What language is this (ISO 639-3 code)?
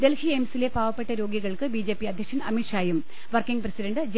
mal